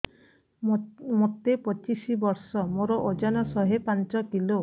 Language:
Odia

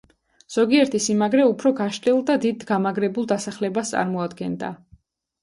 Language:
Georgian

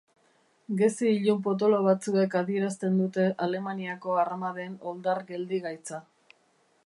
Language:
Basque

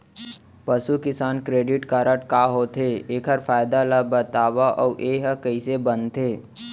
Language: Chhattisgarhi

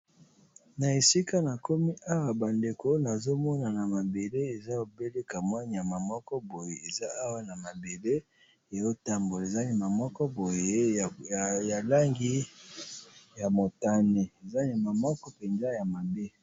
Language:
Lingala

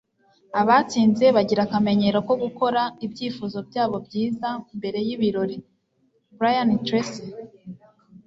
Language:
Kinyarwanda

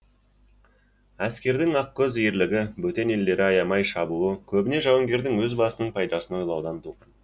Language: Kazakh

